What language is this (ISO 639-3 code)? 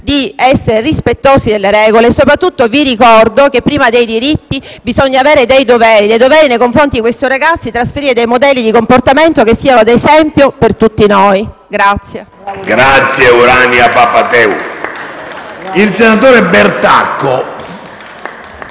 ita